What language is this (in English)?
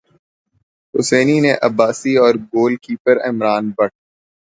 Urdu